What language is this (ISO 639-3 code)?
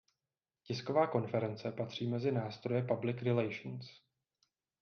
ces